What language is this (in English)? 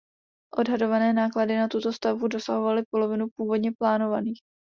Czech